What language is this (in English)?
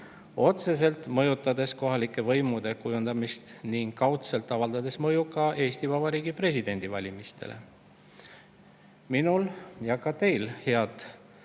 Estonian